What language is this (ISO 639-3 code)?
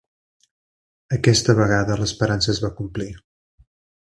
cat